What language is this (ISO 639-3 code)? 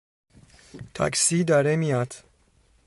fas